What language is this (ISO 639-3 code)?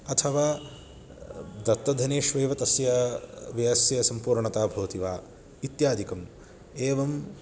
san